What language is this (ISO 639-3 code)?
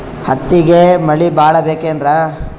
kan